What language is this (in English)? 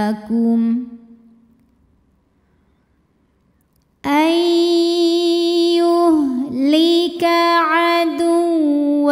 Arabic